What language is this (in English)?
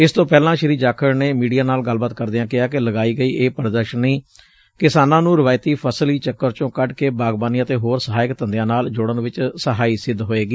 Punjabi